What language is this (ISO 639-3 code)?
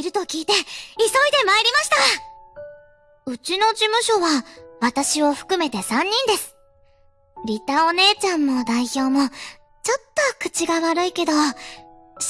jpn